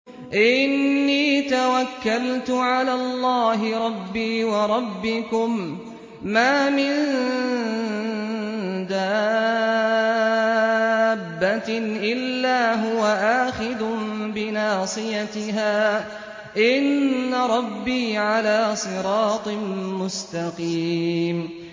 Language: Arabic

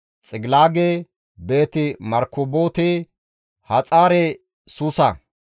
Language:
Gamo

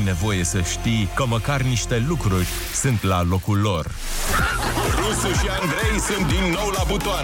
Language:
Romanian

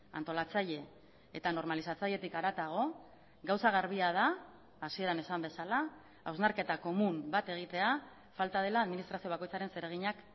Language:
Basque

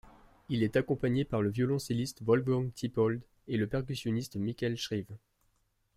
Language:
French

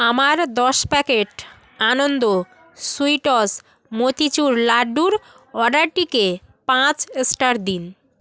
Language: Bangla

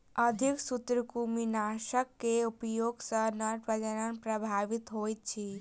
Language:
Maithili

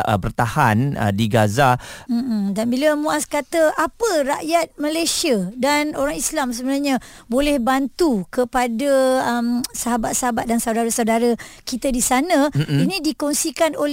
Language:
Malay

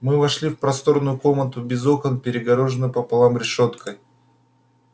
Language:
Russian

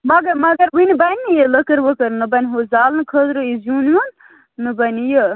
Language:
Kashmiri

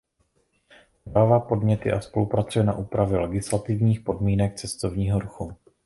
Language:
Czech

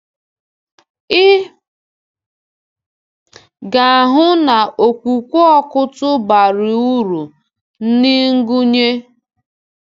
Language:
Igbo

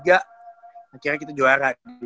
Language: Indonesian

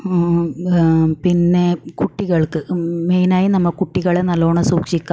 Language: Malayalam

